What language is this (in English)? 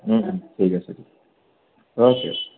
Assamese